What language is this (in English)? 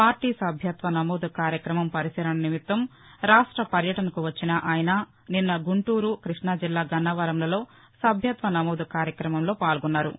Telugu